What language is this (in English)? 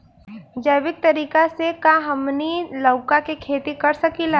Bhojpuri